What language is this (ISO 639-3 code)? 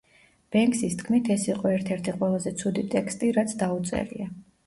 kat